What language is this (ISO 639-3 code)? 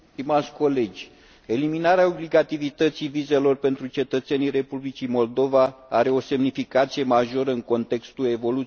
ron